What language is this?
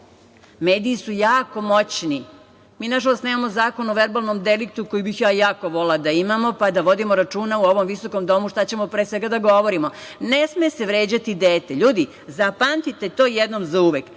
Serbian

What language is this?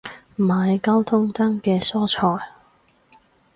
Cantonese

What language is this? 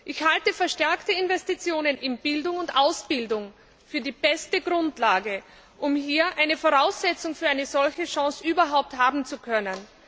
German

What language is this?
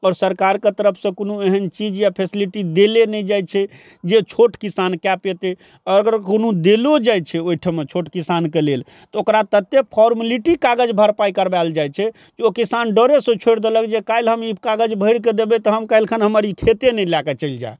Maithili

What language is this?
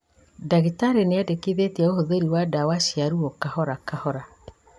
Kikuyu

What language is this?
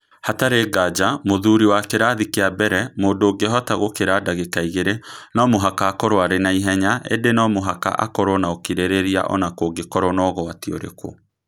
Kikuyu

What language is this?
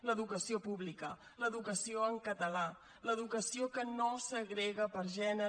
Catalan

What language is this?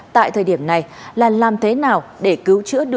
Vietnamese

